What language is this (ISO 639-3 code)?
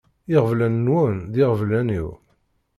kab